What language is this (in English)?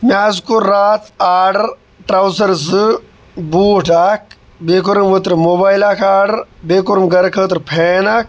Kashmiri